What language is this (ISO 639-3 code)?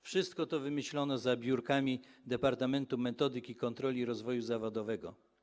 pol